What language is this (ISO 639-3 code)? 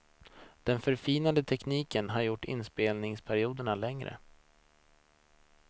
swe